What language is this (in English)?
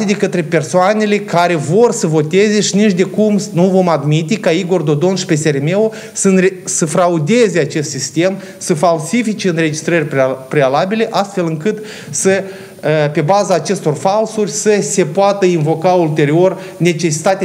Romanian